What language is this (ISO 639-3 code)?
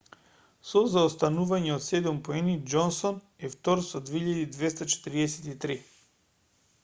mkd